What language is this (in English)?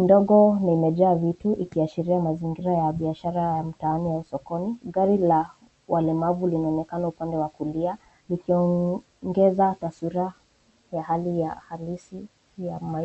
Swahili